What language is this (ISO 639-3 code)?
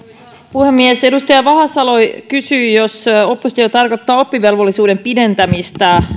fin